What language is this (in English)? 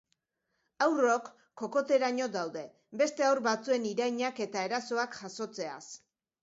Basque